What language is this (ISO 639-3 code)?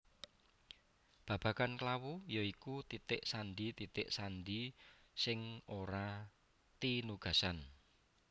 jav